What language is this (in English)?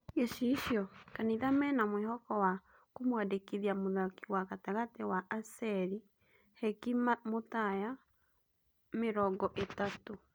Kikuyu